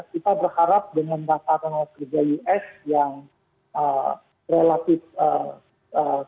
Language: Indonesian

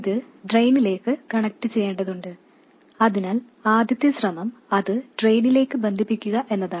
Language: Malayalam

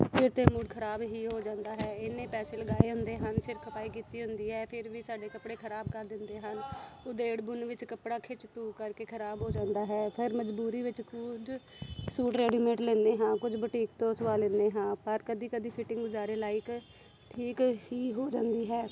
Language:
Punjabi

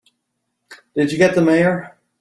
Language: English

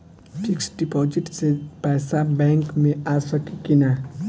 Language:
Bhojpuri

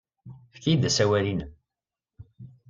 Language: Kabyle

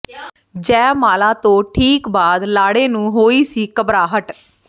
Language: Punjabi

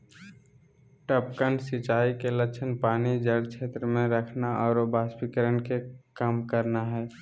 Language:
Magahi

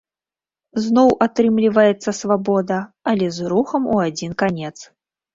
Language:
Belarusian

